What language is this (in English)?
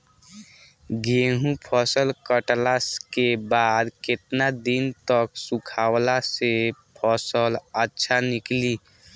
Bhojpuri